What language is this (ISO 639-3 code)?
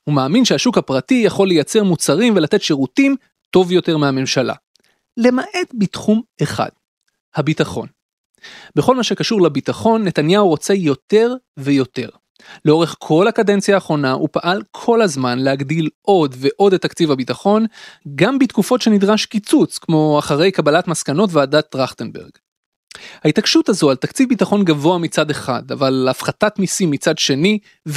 heb